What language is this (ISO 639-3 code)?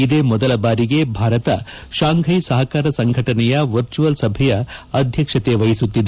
kan